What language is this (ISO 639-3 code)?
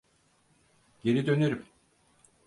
tur